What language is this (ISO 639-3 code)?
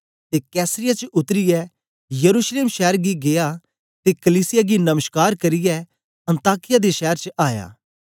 doi